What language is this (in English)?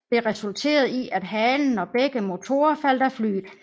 Danish